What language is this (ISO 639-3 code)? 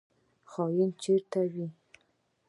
pus